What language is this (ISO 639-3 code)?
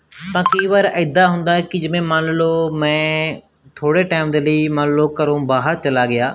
pan